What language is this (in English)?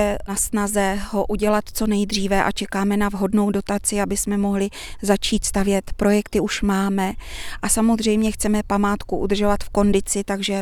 Czech